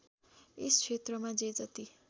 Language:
Nepali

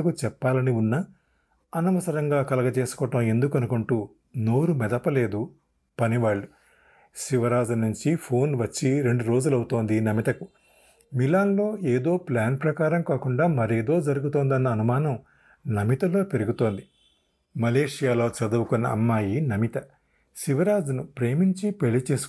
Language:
Telugu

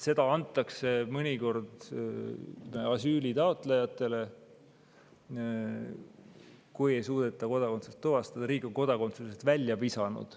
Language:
Estonian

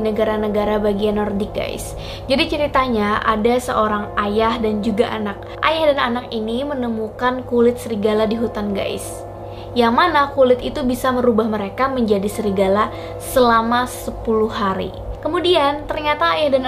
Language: Indonesian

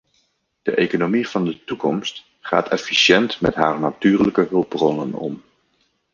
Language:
Dutch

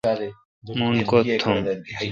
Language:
Kalkoti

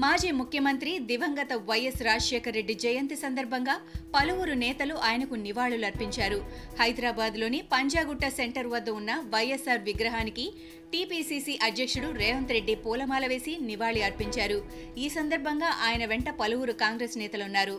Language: Telugu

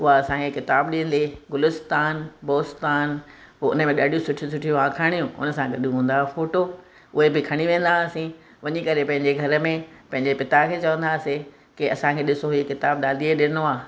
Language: Sindhi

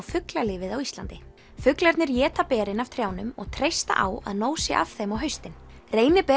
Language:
Icelandic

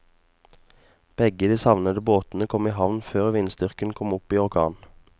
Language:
Norwegian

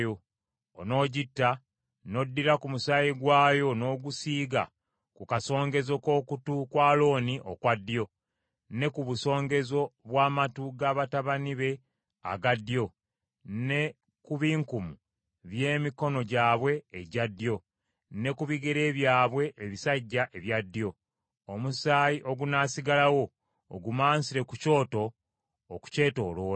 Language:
Ganda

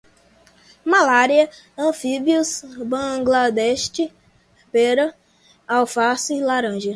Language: Portuguese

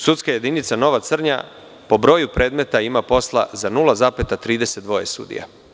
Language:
Serbian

